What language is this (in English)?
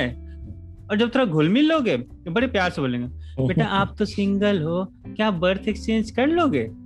Hindi